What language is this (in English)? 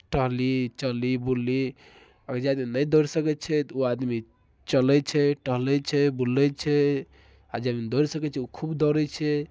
Maithili